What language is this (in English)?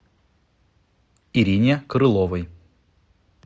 Russian